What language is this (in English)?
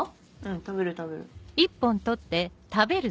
Japanese